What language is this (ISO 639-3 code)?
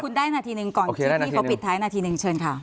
tha